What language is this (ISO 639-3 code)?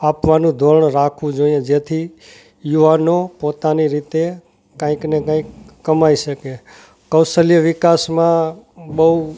guj